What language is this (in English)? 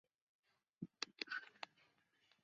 Chinese